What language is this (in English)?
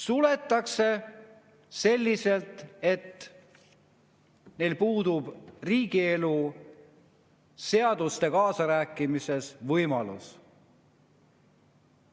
Estonian